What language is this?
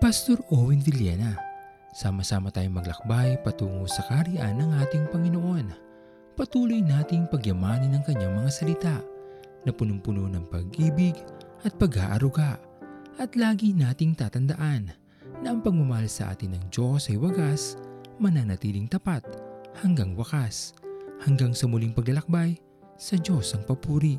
Filipino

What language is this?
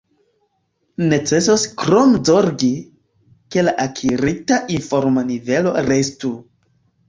Esperanto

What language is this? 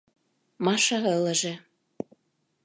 Mari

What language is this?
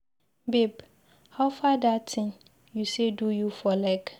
Nigerian Pidgin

